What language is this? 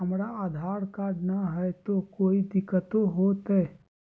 Magahi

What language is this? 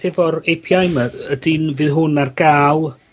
Welsh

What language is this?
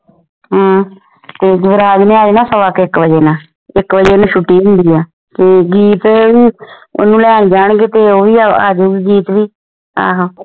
Punjabi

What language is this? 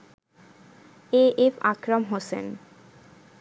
Bangla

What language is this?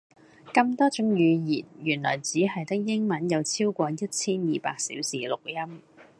Cantonese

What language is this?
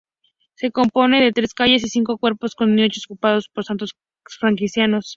Spanish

